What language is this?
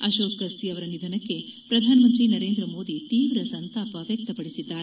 Kannada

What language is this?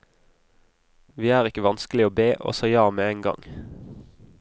Norwegian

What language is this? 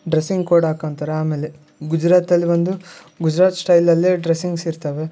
Kannada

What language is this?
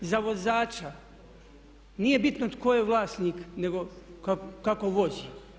Croatian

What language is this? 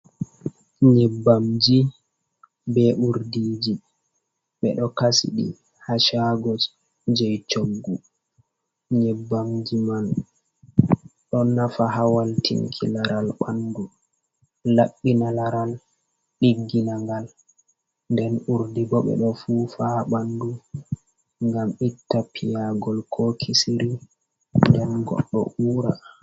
Fula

